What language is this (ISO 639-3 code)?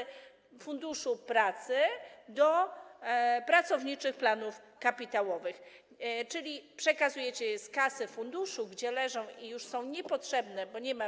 pol